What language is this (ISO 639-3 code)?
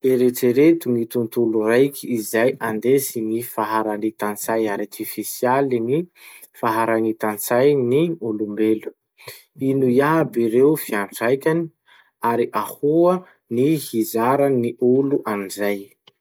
msh